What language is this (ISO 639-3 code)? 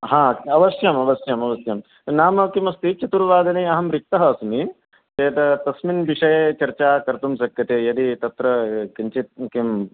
san